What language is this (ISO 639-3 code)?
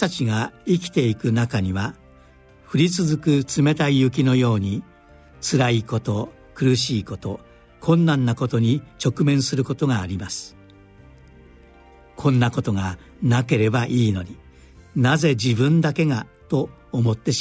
jpn